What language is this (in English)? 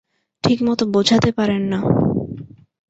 Bangla